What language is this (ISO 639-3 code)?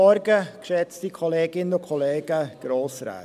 gsw